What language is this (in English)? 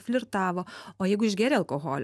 Lithuanian